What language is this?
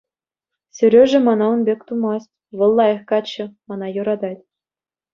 Chuvash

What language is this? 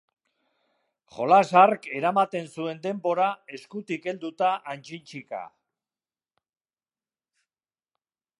Basque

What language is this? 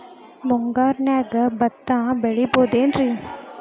Kannada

